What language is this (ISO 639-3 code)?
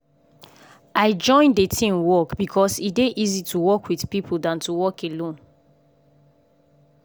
pcm